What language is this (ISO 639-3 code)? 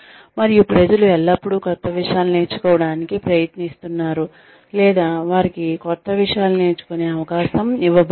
tel